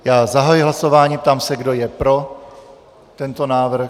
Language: Czech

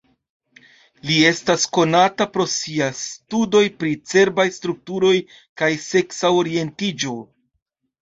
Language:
Esperanto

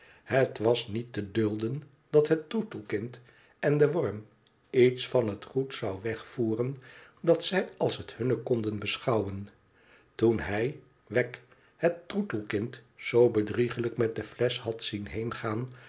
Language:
Dutch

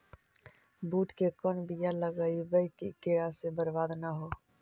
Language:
Magahi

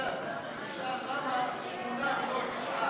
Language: Hebrew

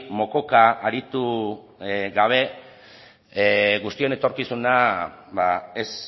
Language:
Basque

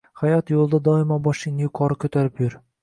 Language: Uzbek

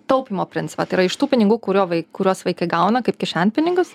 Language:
Lithuanian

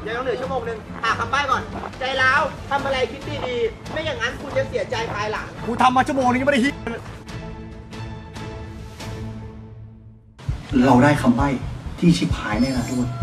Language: Thai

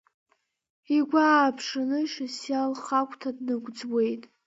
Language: Abkhazian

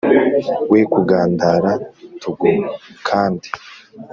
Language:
Kinyarwanda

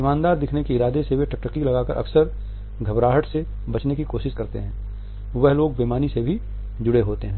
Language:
Hindi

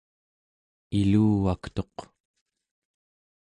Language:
Central Yupik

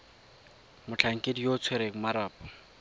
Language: Tswana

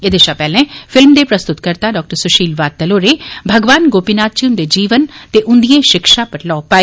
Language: Dogri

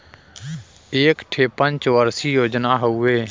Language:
Bhojpuri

